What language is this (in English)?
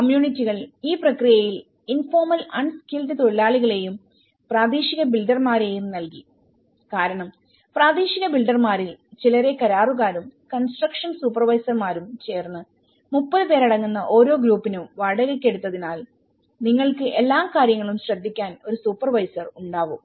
Malayalam